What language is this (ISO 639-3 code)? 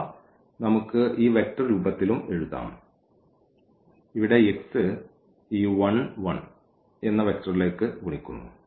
mal